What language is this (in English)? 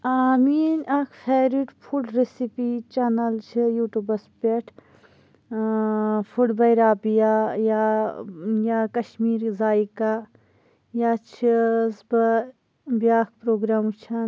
Kashmiri